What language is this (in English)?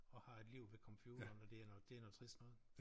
Danish